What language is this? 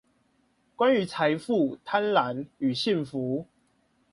Chinese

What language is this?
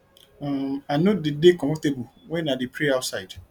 Nigerian Pidgin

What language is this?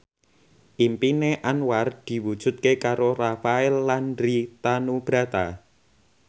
Javanese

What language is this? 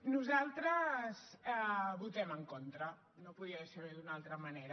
Catalan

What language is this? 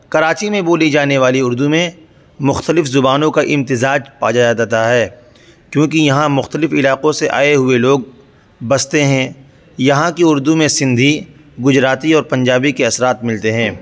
Urdu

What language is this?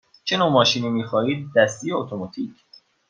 Persian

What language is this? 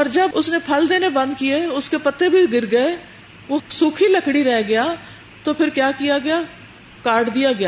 Urdu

